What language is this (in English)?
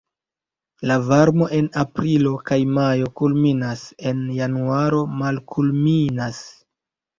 Esperanto